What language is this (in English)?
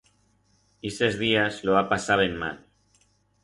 Aragonese